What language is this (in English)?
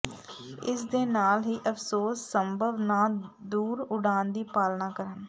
Punjabi